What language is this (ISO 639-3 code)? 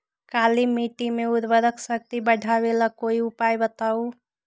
mag